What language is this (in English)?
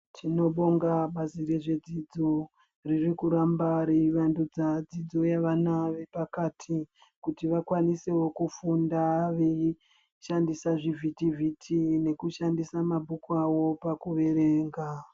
Ndau